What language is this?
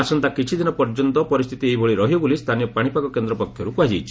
Odia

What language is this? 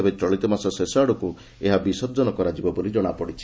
Odia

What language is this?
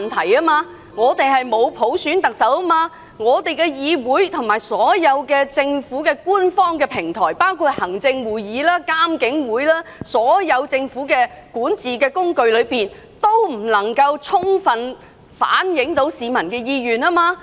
Cantonese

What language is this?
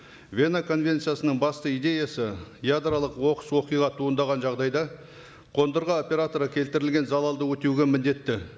Kazakh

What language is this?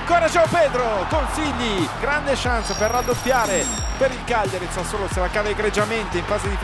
Italian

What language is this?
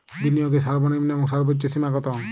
Bangla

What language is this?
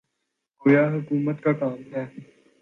Urdu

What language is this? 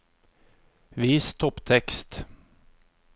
Norwegian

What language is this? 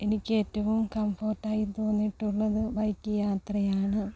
Malayalam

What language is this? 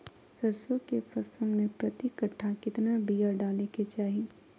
Magahi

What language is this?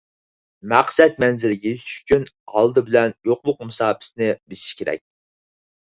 Uyghur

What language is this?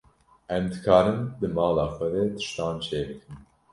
Kurdish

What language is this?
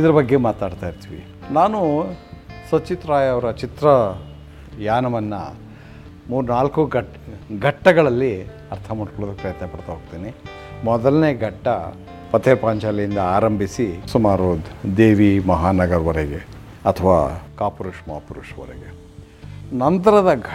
Kannada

